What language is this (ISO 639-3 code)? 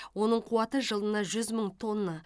kaz